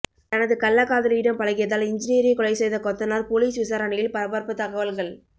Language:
Tamil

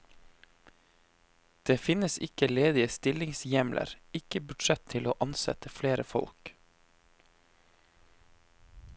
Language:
Norwegian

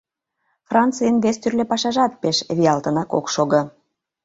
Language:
Mari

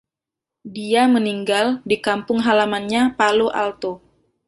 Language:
Indonesian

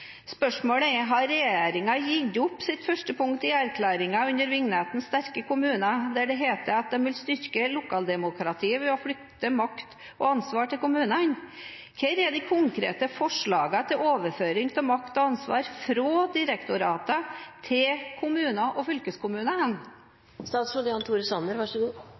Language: Norwegian Bokmål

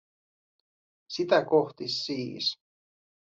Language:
Finnish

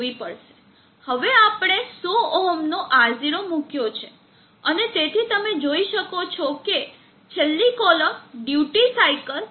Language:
Gujarati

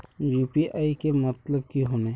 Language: Magahi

